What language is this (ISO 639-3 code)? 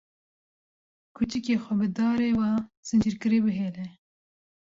kur